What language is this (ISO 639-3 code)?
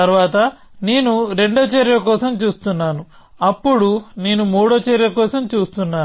tel